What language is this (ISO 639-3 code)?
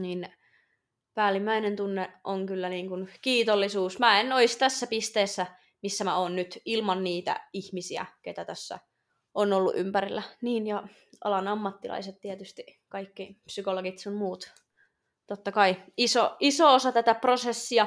fin